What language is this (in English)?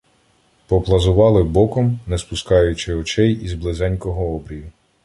Ukrainian